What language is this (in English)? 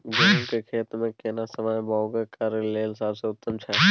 Maithili